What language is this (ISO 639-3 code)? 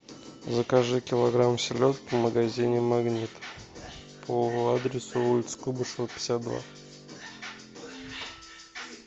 rus